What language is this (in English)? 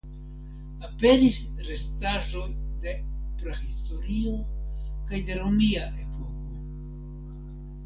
Esperanto